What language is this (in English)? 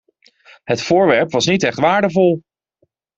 Dutch